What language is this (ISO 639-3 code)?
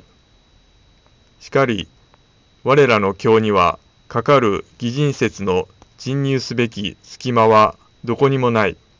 jpn